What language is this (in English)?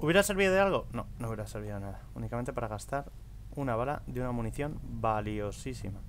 Spanish